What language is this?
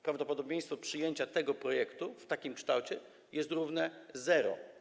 Polish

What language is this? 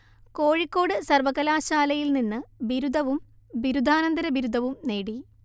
Malayalam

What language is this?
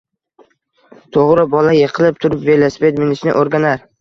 Uzbek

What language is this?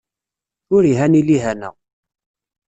Kabyle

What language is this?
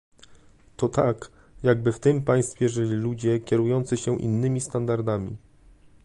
Polish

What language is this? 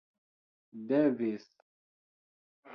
Esperanto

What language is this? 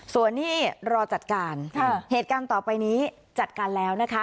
Thai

